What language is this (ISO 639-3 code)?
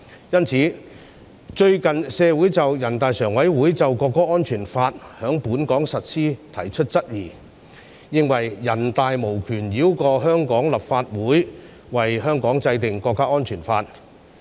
yue